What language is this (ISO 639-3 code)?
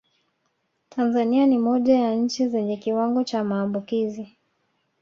swa